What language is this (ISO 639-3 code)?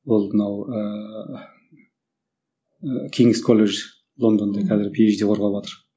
kaz